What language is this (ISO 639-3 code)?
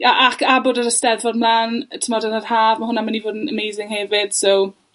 cym